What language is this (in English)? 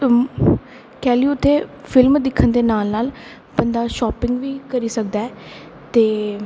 Dogri